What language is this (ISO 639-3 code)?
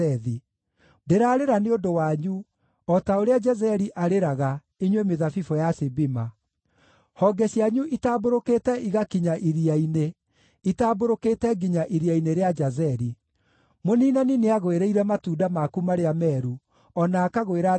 kik